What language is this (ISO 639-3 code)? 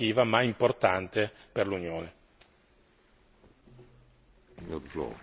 ita